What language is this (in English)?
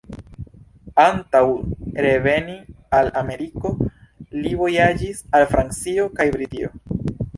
Esperanto